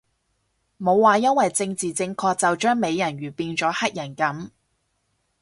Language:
Cantonese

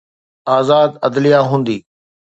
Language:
Sindhi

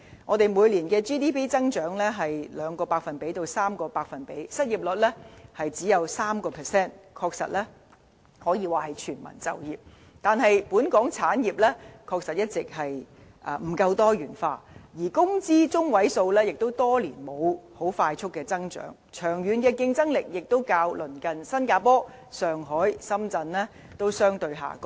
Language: Cantonese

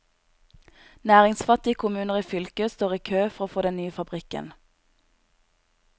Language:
Norwegian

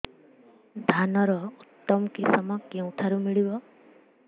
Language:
Odia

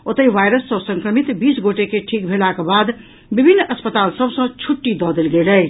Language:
Maithili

